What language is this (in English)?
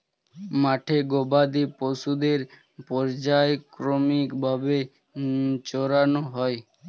Bangla